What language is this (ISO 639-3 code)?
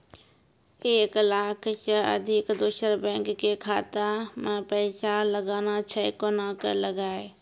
mai